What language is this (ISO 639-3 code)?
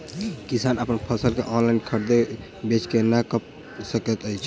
mai